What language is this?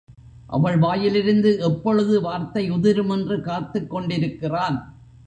Tamil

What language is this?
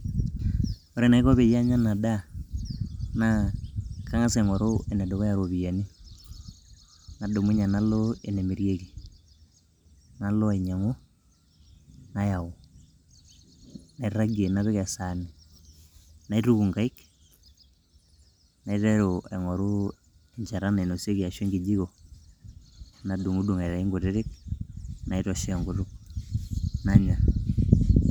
Masai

